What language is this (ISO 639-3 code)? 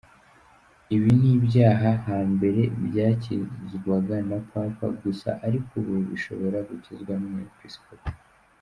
kin